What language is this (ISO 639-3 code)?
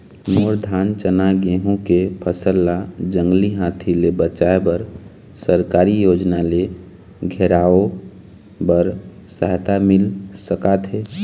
hne